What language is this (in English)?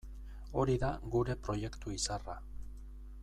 Basque